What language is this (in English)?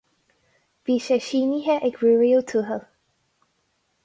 Irish